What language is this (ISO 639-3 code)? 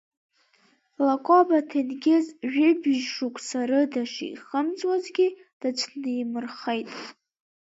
abk